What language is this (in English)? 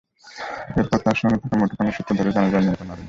Bangla